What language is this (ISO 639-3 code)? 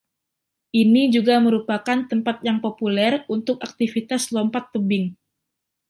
ind